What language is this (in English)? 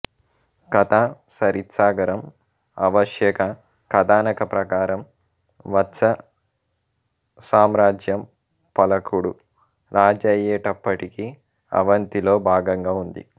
Telugu